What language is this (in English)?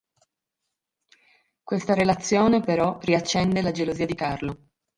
Italian